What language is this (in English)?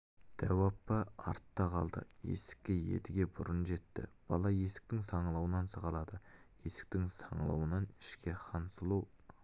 Kazakh